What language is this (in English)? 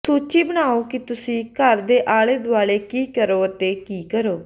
Punjabi